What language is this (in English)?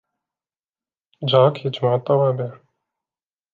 Arabic